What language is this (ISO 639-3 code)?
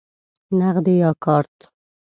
pus